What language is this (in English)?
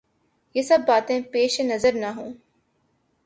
Urdu